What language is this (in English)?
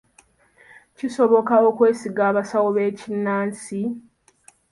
Ganda